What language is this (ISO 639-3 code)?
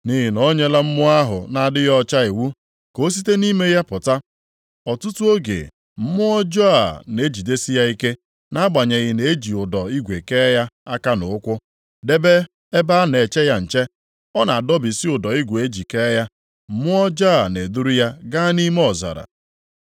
ibo